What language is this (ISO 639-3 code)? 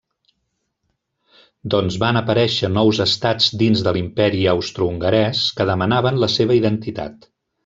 cat